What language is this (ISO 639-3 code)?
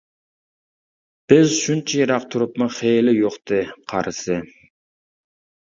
uig